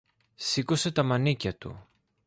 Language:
Greek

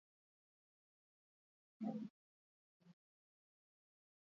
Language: Basque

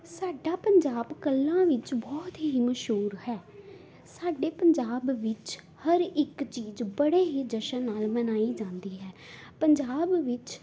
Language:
Punjabi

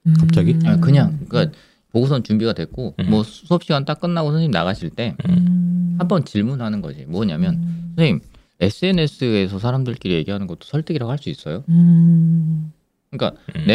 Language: Korean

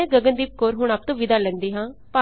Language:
Punjabi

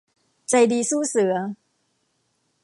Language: Thai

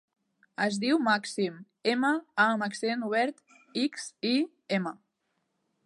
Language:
Catalan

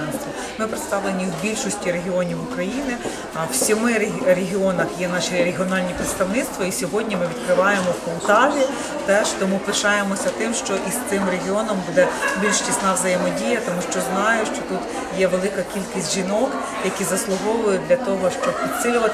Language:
Ukrainian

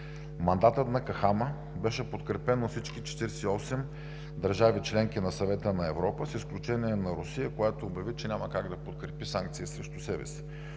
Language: Bulgarian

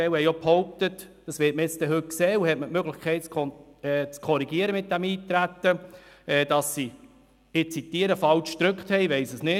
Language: Swiss German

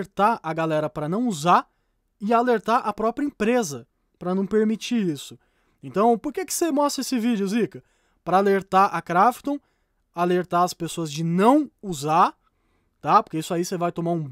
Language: Portuguese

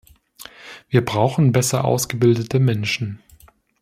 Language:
German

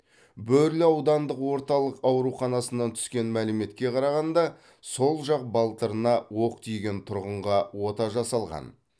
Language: Kazakh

